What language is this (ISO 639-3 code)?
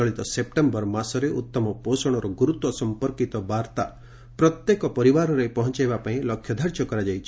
ori